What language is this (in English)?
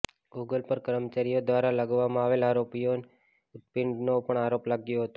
Gujarati